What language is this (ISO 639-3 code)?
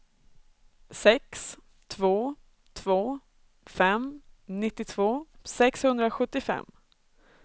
swe